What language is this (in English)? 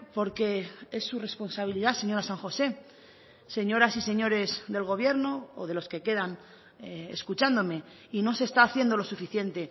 Spanish